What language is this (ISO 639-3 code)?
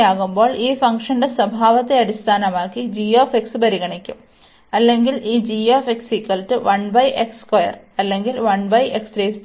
mal